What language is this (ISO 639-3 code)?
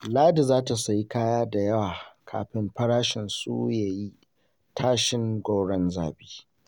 hau